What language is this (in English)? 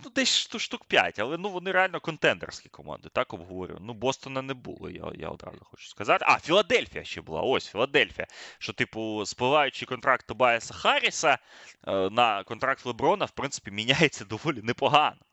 Ukrainian